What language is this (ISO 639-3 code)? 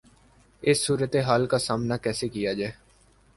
urd